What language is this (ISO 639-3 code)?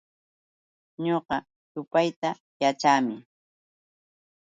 qux